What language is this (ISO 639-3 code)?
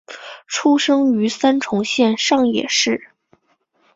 zho